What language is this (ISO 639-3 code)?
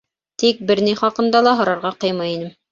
bak